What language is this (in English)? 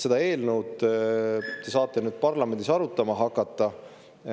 Estonian